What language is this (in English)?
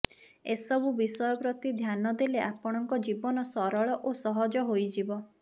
Odia